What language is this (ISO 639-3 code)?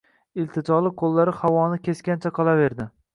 uzb